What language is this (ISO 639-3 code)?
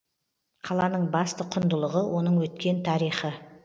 kaz